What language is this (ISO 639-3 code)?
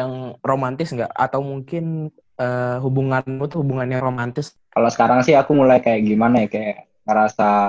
ind